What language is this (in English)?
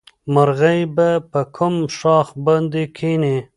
Pashto